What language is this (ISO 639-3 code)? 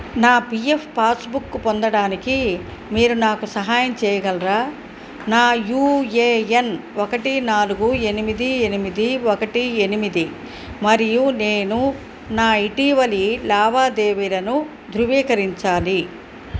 tel